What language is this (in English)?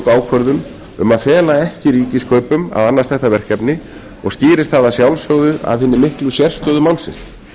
Icelandic